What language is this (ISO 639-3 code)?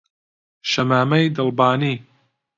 ckb